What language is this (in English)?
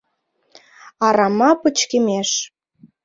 Mari